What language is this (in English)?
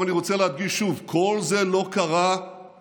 Hebrew